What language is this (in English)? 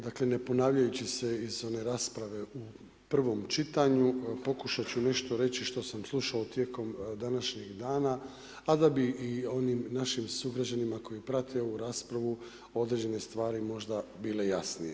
Croatian